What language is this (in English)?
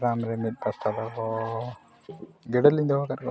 Santali